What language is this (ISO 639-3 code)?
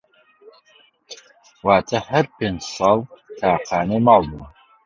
ckb